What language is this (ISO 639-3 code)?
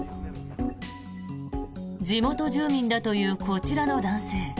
jpn